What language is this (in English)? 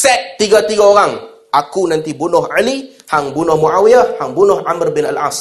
Malay